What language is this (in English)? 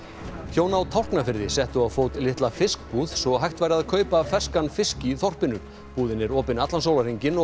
Icelandic